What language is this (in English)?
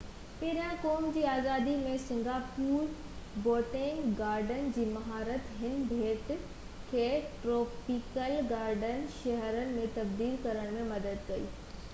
Sindhi